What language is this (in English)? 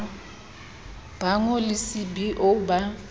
Southern Sotho